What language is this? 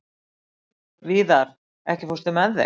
Icelandic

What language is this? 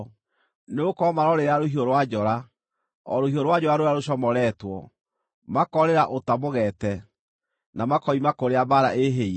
Kikuyu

